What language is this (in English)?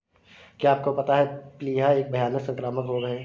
Hindi